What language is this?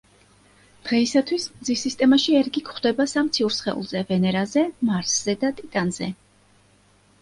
Georgian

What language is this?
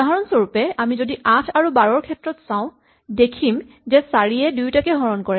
Assamese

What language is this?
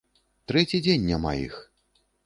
Belarusian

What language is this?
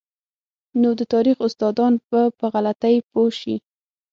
Pashto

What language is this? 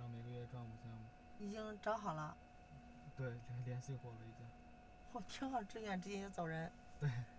Chinese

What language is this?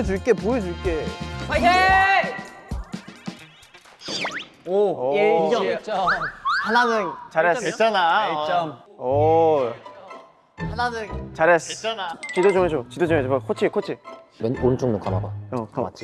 Korean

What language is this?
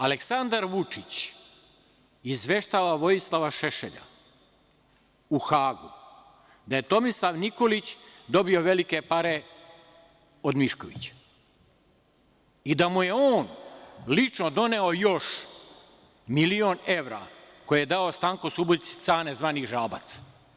Serbian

